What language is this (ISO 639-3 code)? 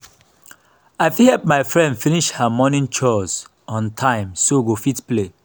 pcm